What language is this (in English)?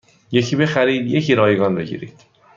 Persian